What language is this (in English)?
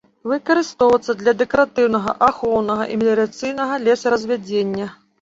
Belarusian